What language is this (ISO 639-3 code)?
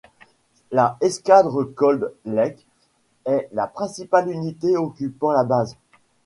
fra